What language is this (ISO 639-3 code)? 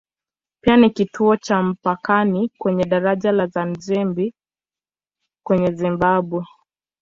swa